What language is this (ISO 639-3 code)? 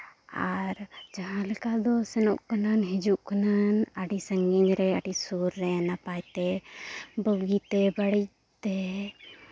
sat